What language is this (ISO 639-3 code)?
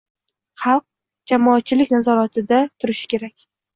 uzb